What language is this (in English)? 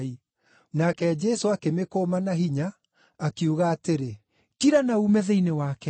Kikuyu